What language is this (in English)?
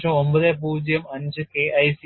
Malayalam